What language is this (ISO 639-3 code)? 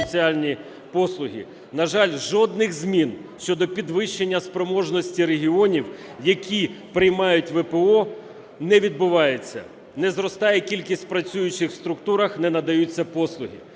ukr